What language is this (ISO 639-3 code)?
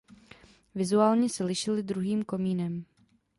ces